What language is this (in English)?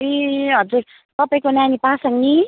Nepali